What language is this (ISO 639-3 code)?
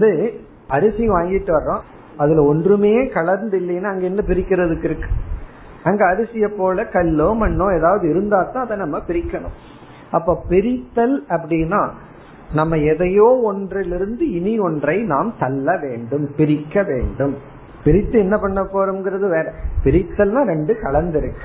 tam